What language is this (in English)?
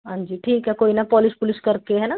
Punjabi